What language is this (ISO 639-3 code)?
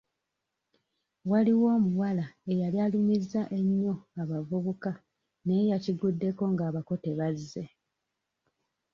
lug